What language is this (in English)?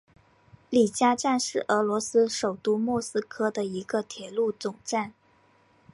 Chinese